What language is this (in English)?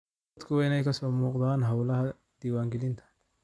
Somali